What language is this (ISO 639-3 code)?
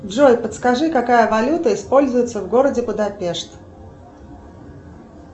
rus